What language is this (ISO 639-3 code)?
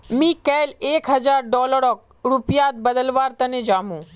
mag